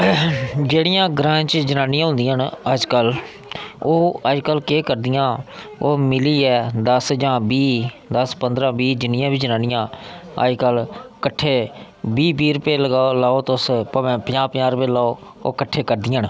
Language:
Dogri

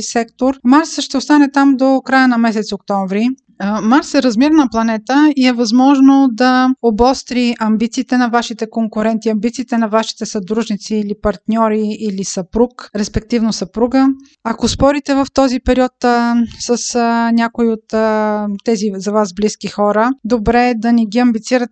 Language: Bulgarian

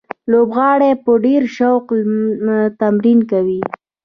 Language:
Pashto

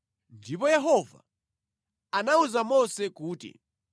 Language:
Nyanja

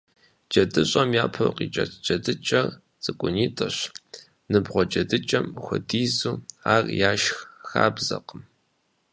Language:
Kabardian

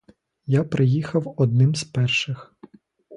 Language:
Ukrainian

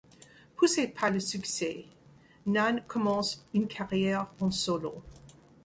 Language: French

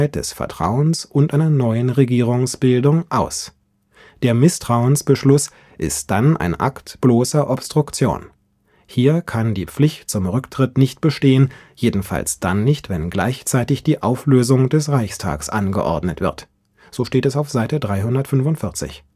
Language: German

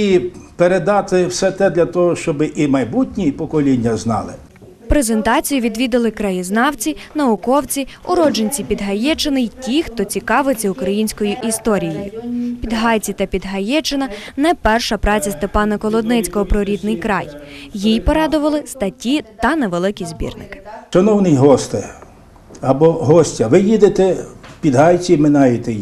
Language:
Ukrainian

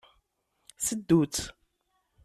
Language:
Kabyle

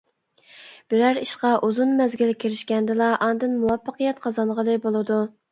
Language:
Uyghur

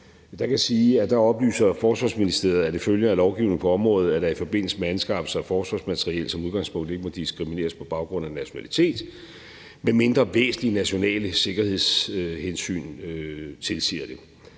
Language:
Danish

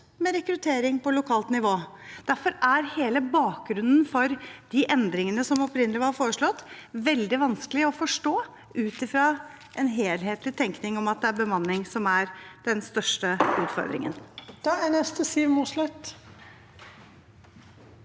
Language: Norwegian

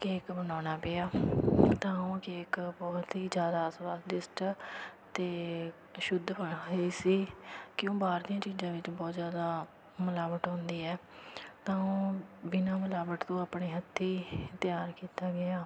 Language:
Punjabi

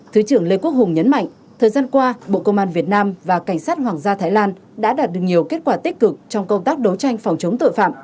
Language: Vietnamese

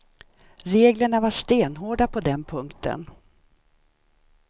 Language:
Swedish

